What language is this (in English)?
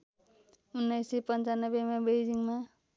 Nepali